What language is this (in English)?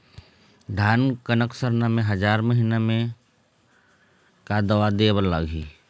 Chhattisgarhi